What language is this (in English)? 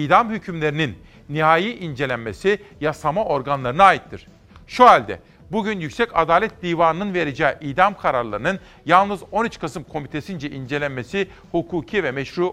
Turkish